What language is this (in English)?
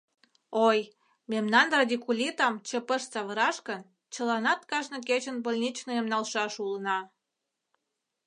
Mari